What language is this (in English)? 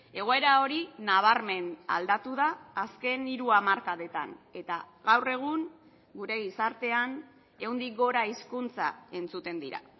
Basque